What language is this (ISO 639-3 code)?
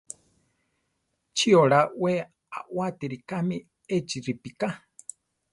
tar